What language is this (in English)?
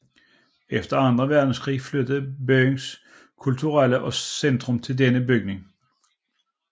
Danish